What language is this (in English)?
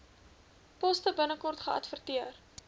Afrikaans